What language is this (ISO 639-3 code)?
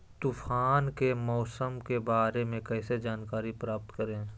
mag